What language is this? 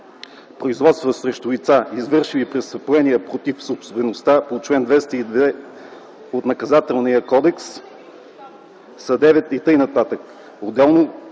Bulgarian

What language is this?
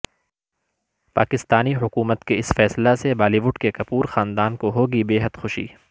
Urdu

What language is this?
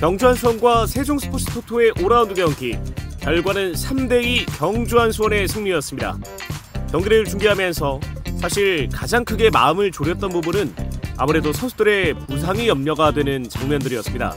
Korean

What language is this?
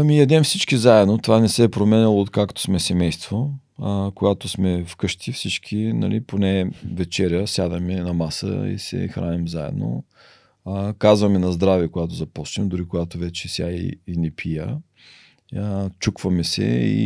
Bulgarian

